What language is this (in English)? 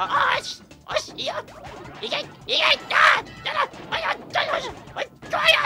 Japanese